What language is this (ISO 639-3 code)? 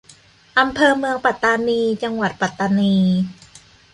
tha